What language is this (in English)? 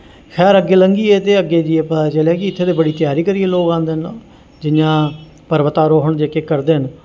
Dogri